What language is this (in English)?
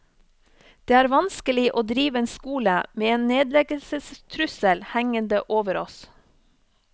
Norwegian